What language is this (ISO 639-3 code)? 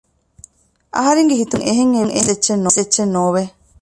div